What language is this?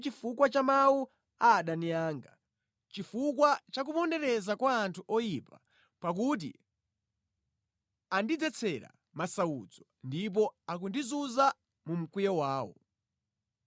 Nyanja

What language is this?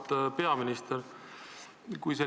Estonian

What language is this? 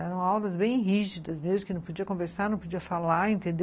Portuguese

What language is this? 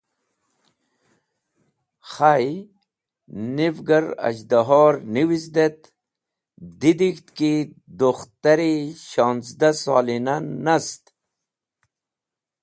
Wakhi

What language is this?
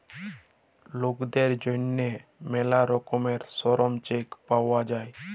Bangla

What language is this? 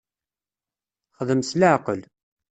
Kabyle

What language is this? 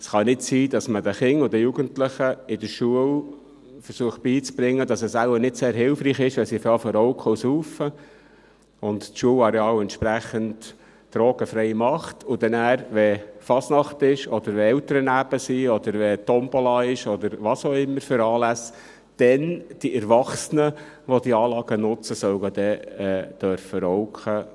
Swiss German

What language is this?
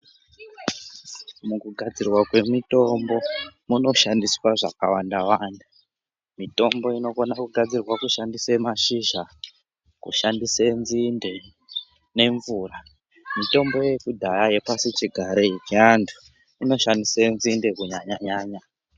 Ndau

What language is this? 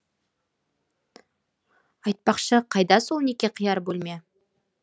Kazakh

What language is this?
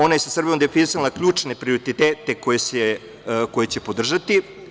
Serbian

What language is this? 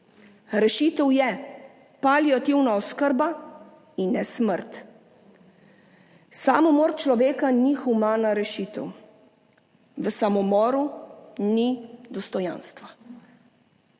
Slovenian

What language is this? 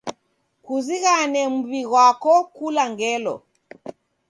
Taita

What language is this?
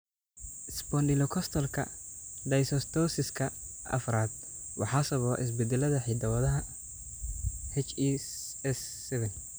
Somali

